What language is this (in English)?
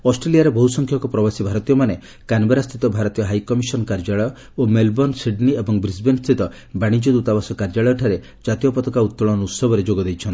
Odia